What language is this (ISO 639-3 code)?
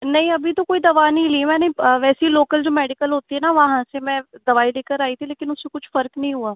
hin